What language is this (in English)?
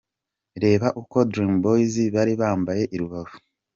Kinyarwanda